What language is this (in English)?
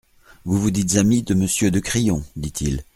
French